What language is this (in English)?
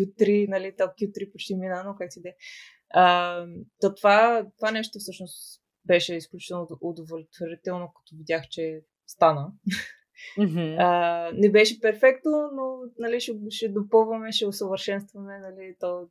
Bulgarian